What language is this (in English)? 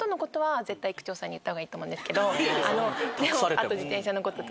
Japanese